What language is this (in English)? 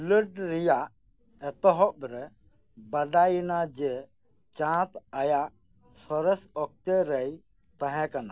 Santali